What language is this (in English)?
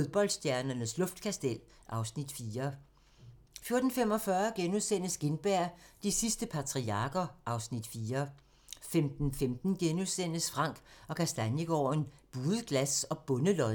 Danish